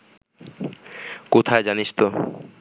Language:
Bangla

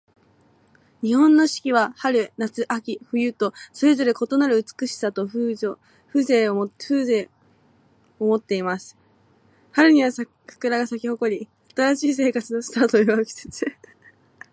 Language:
Japanese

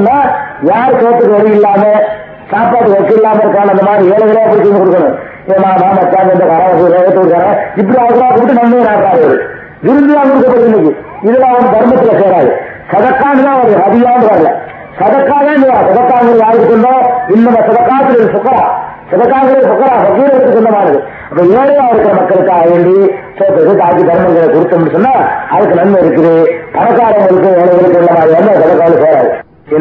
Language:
Tamil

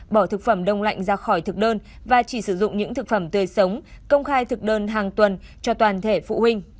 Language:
Vietnamese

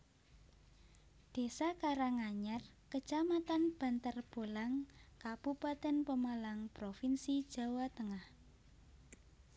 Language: Javanese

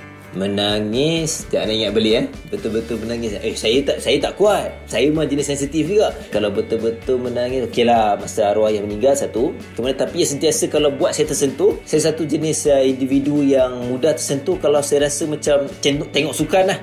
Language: Malay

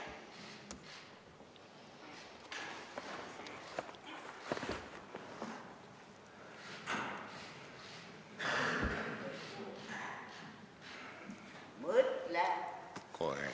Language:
Estonian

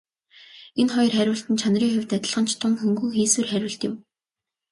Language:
Mongolian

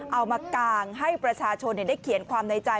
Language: Thai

